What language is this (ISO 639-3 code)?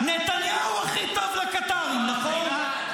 heb